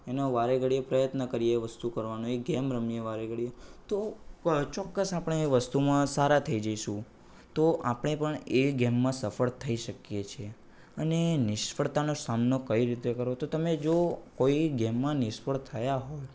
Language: Gujarati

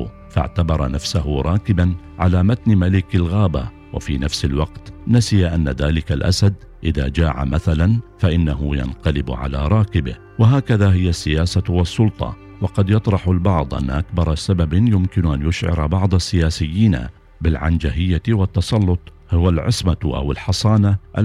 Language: Arabic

